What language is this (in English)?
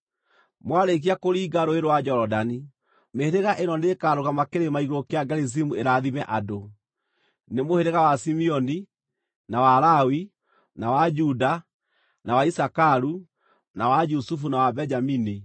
Kikuyu